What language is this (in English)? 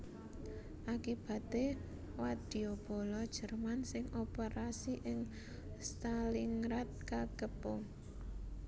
Javanese